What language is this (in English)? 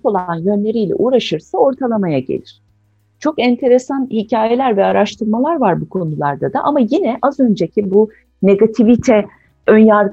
Turkish